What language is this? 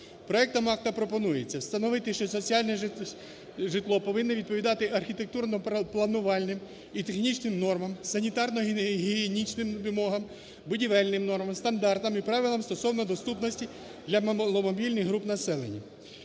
Ukrainian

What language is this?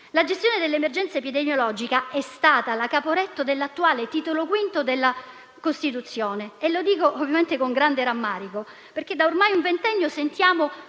Italian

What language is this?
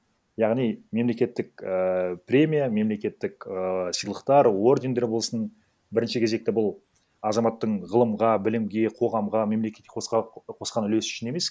Kazakh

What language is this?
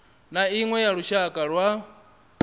Venda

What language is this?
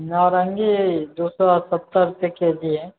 Maithili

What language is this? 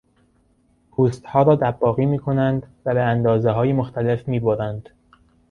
Persian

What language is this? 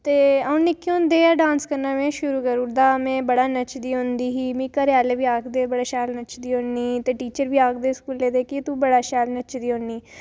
Dogri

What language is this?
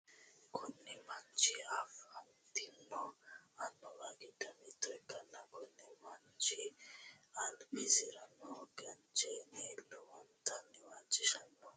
Sidamo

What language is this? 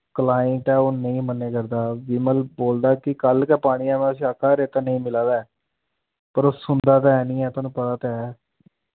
Dogri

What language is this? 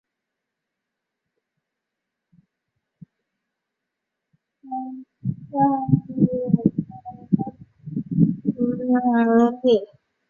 Chinese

